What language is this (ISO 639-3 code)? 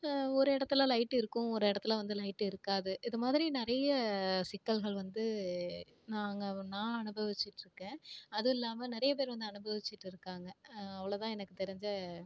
tam